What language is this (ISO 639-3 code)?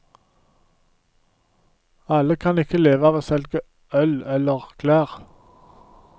nor